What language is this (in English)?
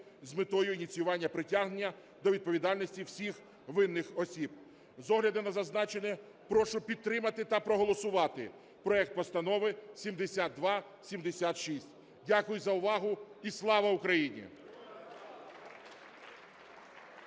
Ukrainian